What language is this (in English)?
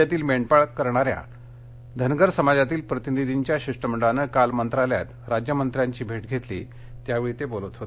Marathi